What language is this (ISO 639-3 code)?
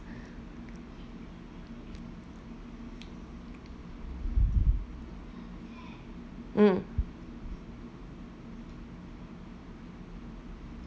eng